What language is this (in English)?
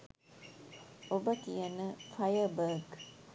Sinhala